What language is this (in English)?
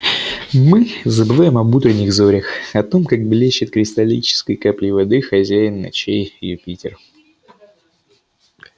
Russian